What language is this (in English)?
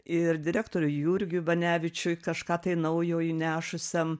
Lithuanian